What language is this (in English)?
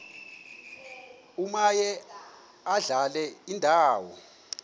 Xhosa